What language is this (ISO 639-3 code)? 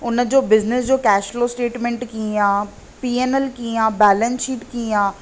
snd